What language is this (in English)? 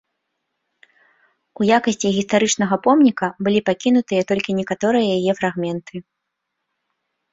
Belarusian